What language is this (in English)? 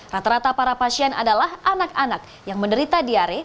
Indonesian